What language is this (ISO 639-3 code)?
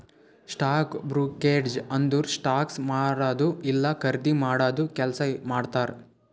kan